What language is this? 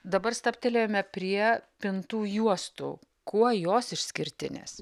Lithuanian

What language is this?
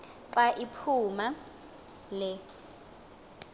Xhosa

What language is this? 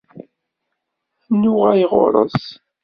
Kabyle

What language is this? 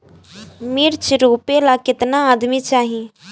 Bhojpuri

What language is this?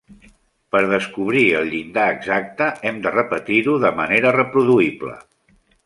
Catalan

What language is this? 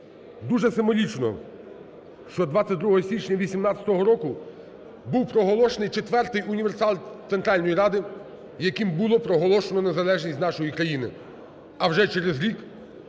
Ukrainian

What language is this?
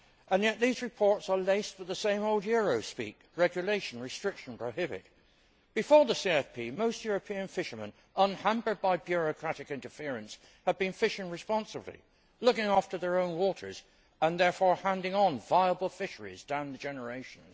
English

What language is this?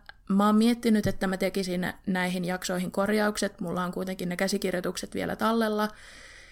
Finnish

